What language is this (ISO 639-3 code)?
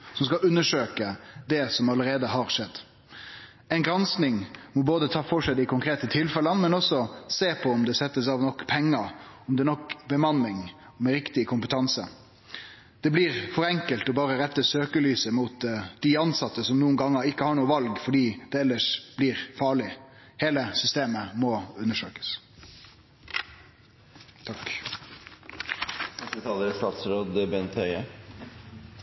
nor